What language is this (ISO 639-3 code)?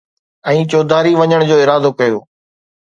snd